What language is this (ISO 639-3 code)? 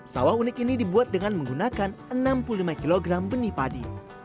ind